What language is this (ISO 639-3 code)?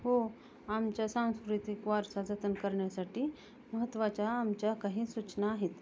mar